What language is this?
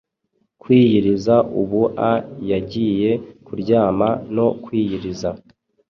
Kinyarwanda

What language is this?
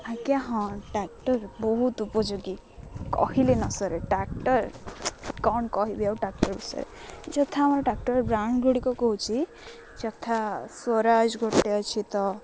Odia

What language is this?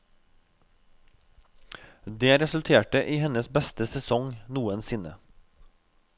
Norwegian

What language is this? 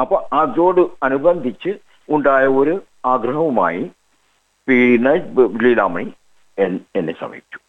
Malayalam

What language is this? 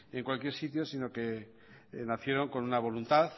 Spanish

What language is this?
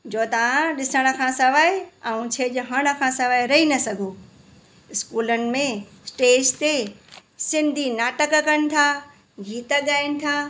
Sindhi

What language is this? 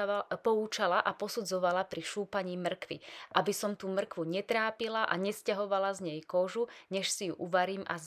Slovak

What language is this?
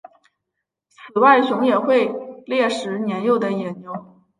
Chinese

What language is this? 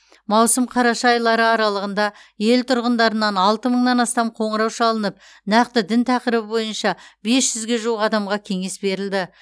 Kazakh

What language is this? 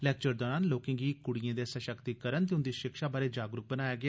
Dogri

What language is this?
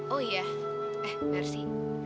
Indonesian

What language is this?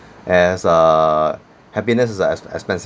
English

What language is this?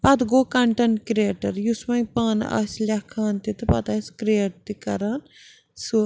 Kashmiri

